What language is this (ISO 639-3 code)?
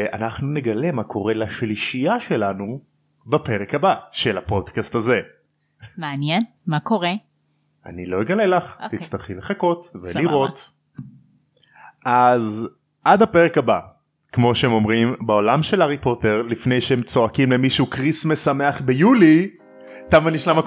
heb